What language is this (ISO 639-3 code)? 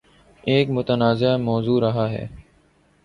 urd